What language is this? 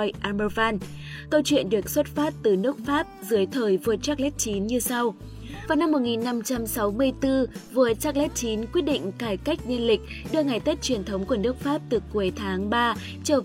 Vietnamese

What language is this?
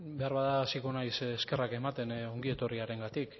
Basque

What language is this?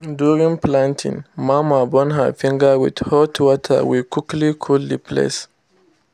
Nigerian Pidgin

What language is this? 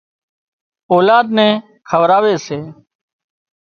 Wadiyara Koli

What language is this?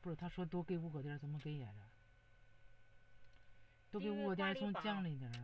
Chinese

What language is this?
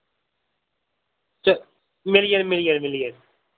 Dogri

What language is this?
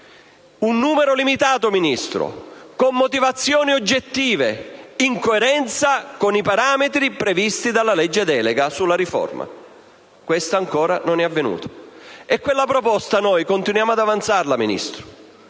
Italian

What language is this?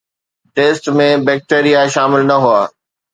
Sindhi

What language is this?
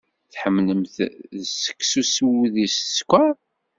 Kabyle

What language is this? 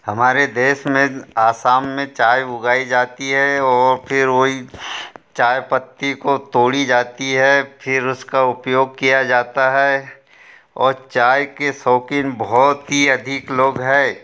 Hindi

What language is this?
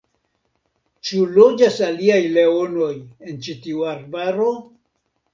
Esperanto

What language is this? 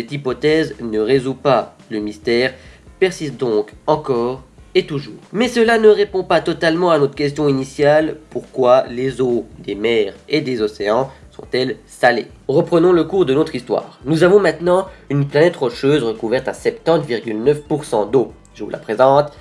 French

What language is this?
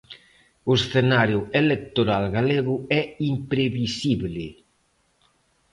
Galician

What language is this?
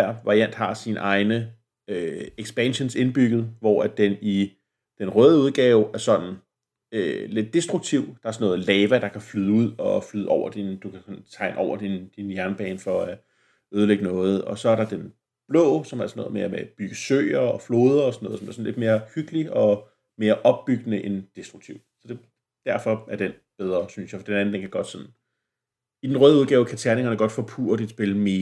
Danish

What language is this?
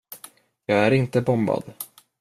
Swedish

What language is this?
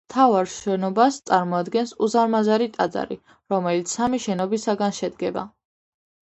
Georgian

